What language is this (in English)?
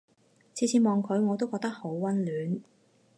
Cantonese